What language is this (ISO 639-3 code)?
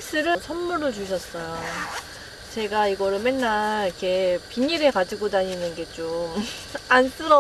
kor